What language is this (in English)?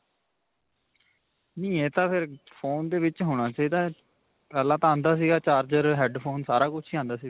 Punjabi